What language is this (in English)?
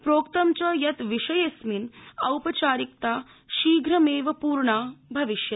Sanskrit